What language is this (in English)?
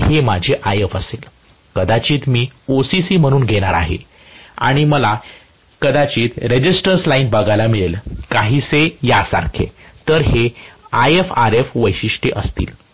Marathi